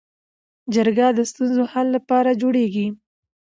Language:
Pashto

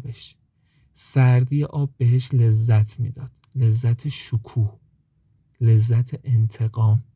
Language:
Persian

